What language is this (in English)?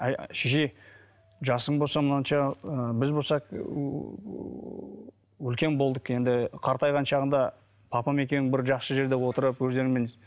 Kazakh